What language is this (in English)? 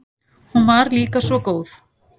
Icelandic